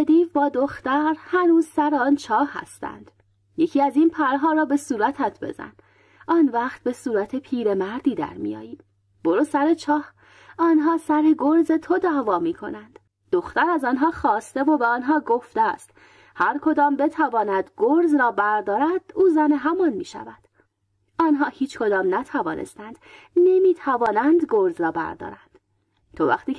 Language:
Persian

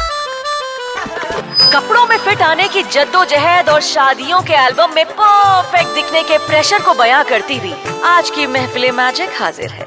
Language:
Hindi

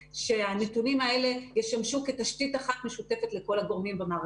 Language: Hebrew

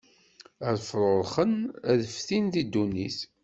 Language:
Kabyle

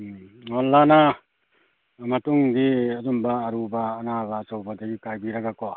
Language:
Manipuri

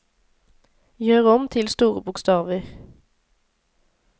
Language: Norwegian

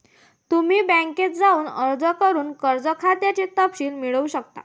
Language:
Marathi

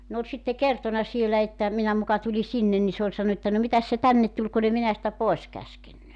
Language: Finnish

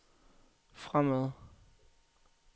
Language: Danish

